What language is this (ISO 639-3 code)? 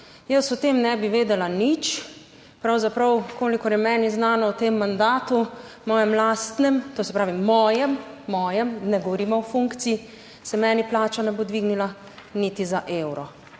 slv